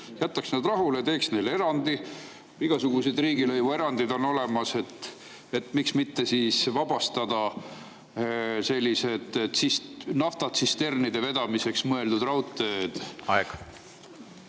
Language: Estonian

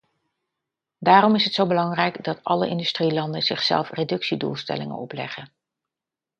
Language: Dutch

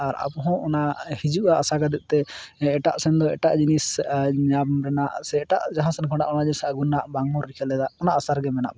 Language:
Santali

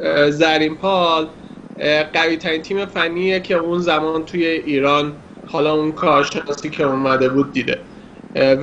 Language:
Persian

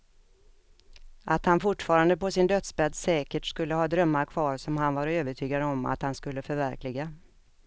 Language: Swedish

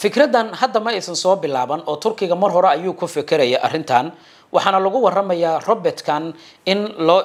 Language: Arabic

